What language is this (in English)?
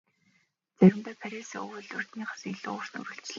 Mongolian